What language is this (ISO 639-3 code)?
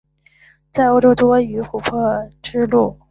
zho